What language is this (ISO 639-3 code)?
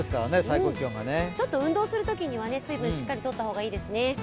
jpn